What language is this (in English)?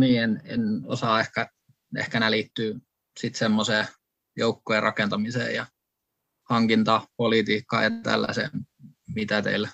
Finnish